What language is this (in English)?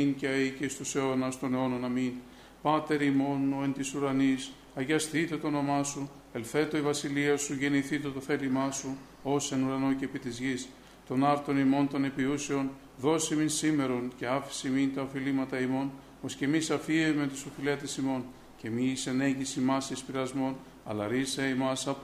Greek